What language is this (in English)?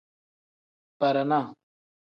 Tem